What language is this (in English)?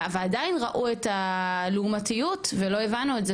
Hebrew